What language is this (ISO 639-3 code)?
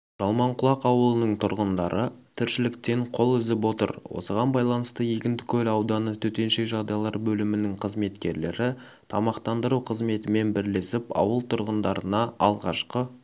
kaz